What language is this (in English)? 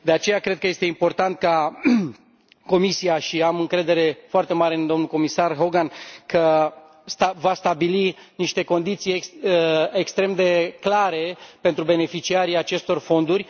Romanian